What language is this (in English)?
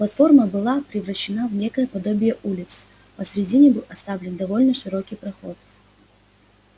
Russian